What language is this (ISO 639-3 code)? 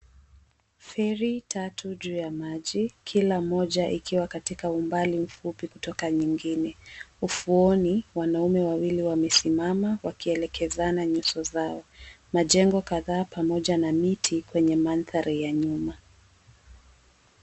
swa